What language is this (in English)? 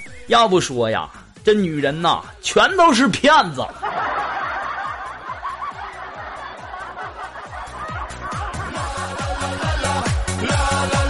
Chinese